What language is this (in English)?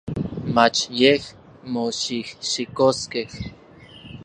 Orizaba Nahuatl